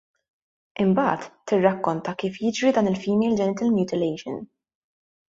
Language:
Maltese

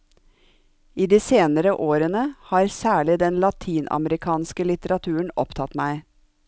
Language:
Norwegian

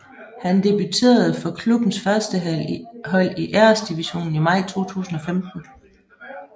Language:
Danish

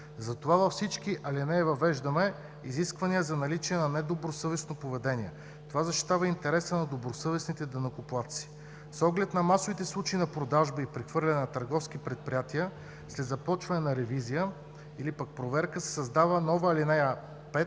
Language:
Bulgarian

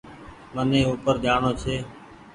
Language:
Goaria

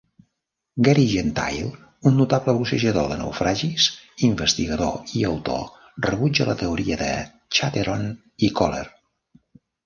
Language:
Catalan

